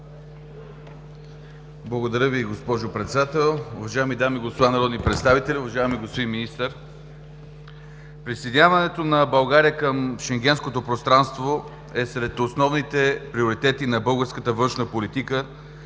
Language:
Bulgarian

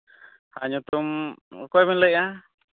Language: Santali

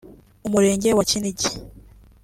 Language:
Kinyarwanda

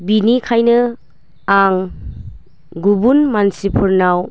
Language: Bodo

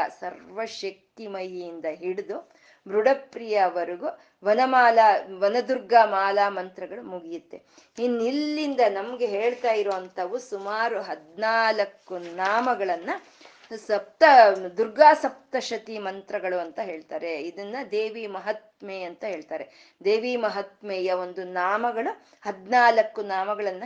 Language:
Kannada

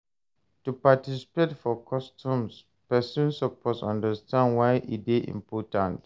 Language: Nigerian Pidgin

